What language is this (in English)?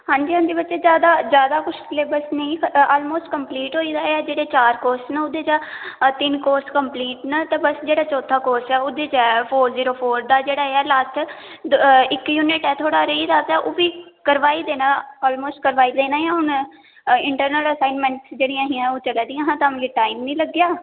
Dogri